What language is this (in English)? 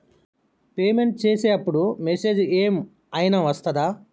Telugu